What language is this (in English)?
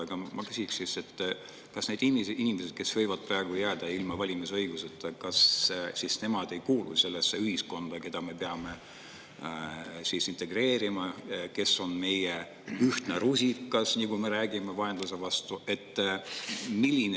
Estonian